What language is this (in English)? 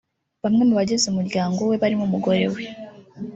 Kinyarwanda